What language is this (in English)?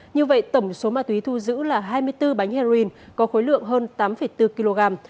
Vietnamese